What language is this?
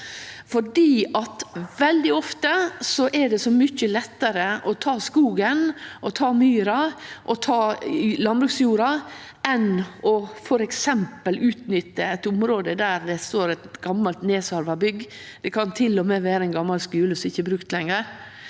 Norwegian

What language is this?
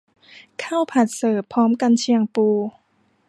Thai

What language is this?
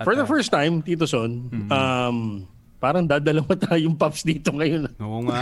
Filipino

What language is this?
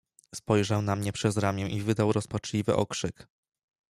Polish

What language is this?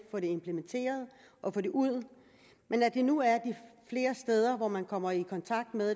Danish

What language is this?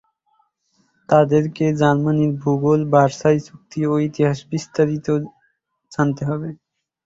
Bangla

